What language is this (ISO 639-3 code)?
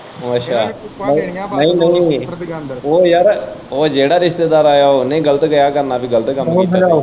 pan